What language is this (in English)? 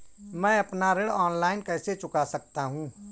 Hindi